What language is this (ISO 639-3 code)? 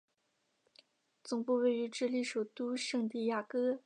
zho